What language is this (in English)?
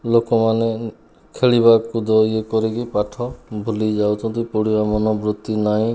Odia